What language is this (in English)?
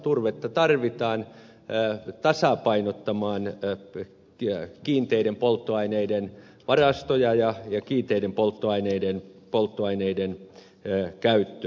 Finnish